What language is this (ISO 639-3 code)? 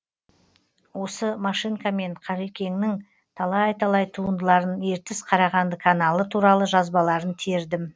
kaz